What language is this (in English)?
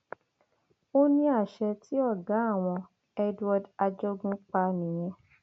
Yoruba